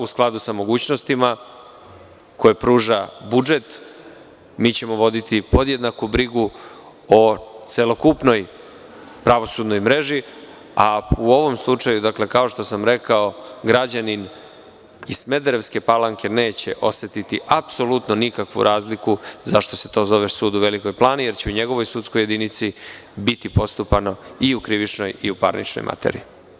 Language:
Serbian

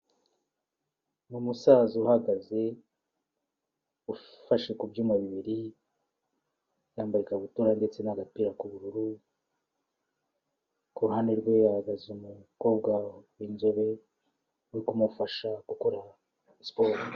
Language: Kinyarwanda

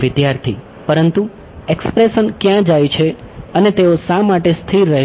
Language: Gujarati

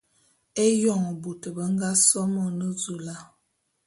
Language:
Bulu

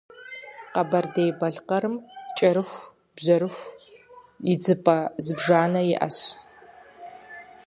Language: Kabardian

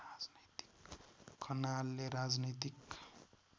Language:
Nepali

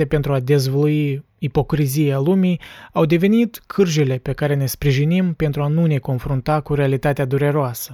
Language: Romanian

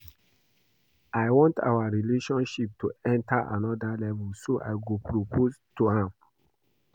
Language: Nigerian Pidgin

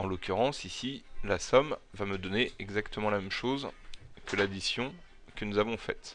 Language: French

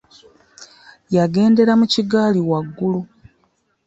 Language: Ganda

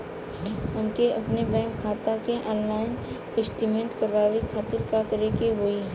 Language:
Bhojpuri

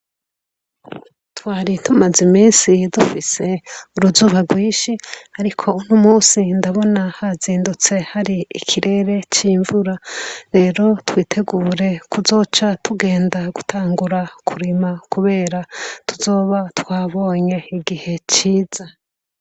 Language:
Rundi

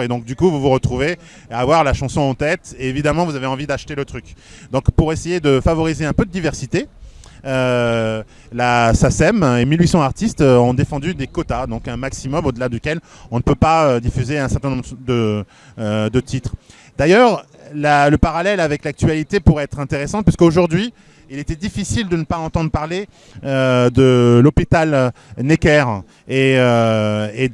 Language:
French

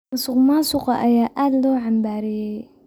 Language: Somali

